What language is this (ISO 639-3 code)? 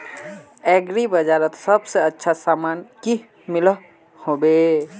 mag